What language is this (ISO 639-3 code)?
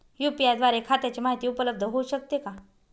mar